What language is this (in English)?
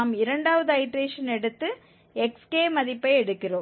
Tamil